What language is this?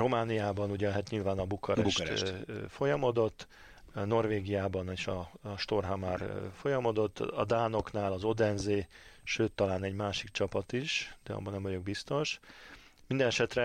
Hungarian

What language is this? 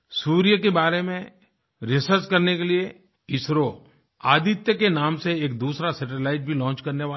Hindi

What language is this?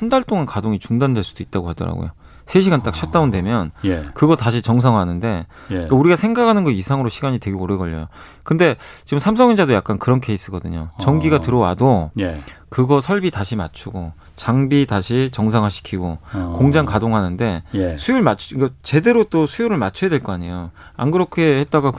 Korean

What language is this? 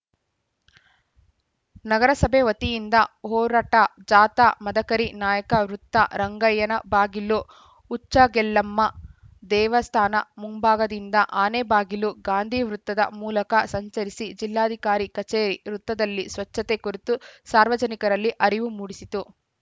Kannada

